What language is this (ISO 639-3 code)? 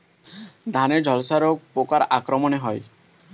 ben